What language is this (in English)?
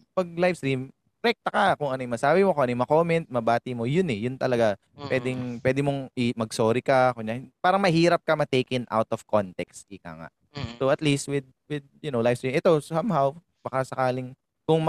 Filipino